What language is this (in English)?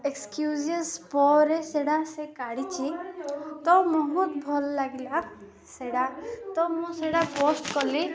Odia